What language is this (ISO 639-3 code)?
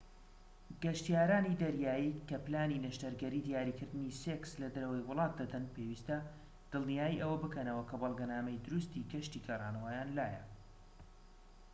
ckb